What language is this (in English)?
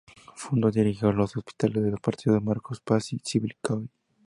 Spanish